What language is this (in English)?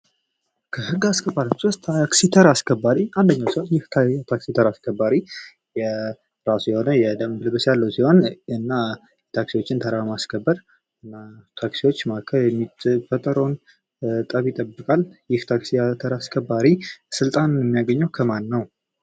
Amharic